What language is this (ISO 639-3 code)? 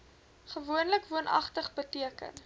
afr